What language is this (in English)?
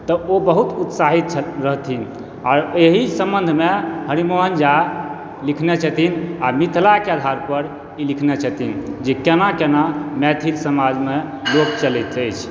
Maithili